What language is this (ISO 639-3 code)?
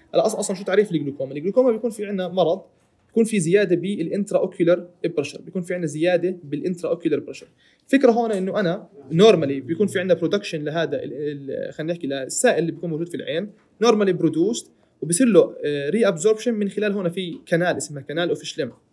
ara